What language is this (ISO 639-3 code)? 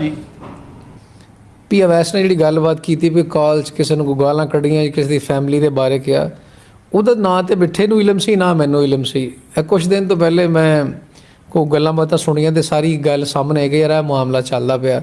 urd